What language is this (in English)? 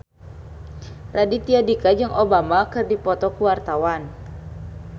Sundanese